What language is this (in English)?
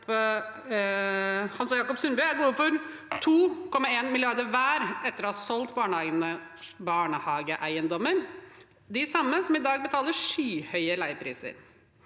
Norwegian